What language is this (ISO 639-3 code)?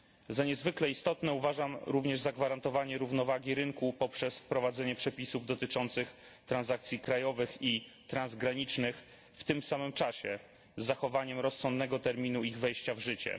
pol